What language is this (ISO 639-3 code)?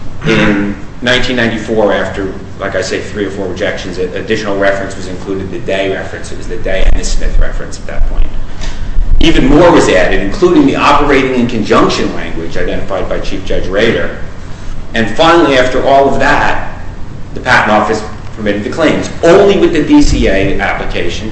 eng